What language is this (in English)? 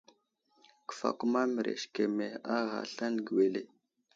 Wuzlam